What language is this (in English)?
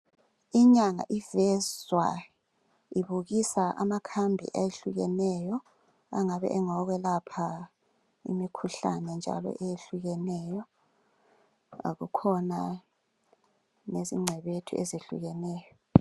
North Ndebele